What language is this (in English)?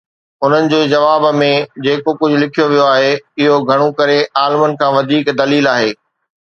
Sindhi